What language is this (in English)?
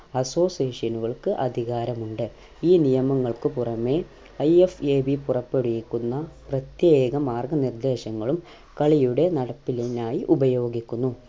Malayalam